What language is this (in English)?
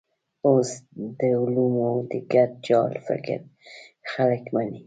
Pashto